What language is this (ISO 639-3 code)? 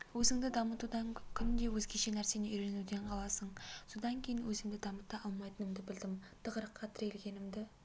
kaz